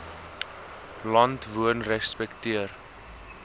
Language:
Afrikaans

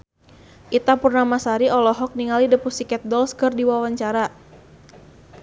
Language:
Sundanese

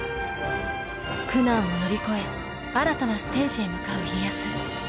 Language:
Japanese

